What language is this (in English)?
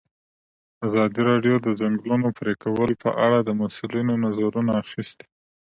Pashto